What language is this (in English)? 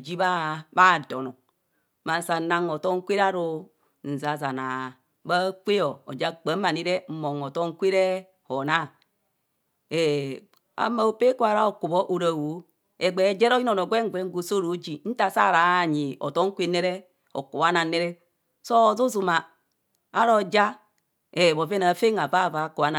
Kohumono